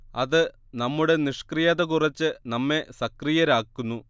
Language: Malayalam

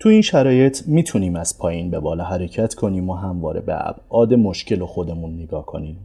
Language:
Persian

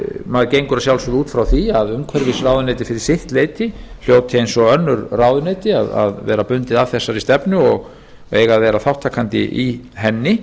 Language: Icelandic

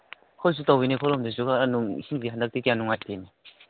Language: Manipuri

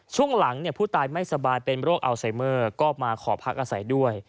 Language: Thai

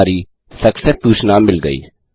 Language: Hindi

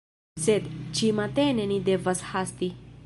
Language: Esperanto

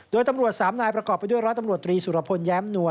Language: Thai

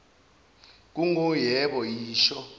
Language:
Zulu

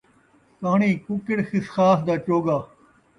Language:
Saraiki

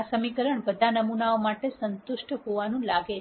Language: Gujarati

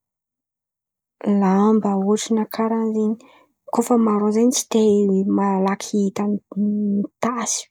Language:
Antankarana Malagasy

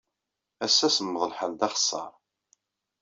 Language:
Kabyle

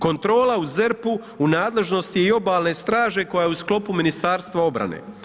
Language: Croatian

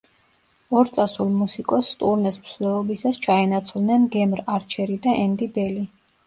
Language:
Georgian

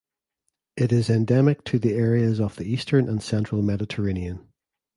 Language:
English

